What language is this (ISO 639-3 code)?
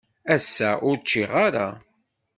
kab